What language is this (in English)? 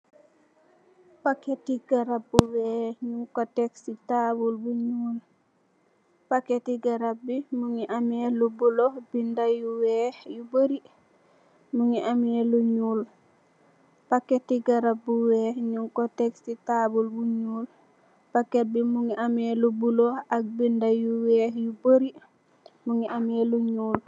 Wolof